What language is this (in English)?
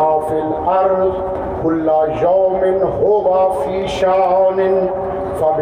Urdu